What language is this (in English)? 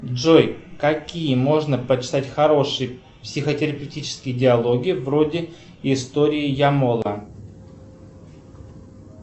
Russian